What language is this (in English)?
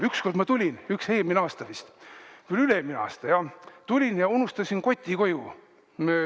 Estonian